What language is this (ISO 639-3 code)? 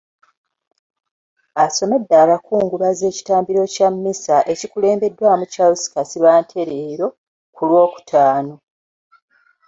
lug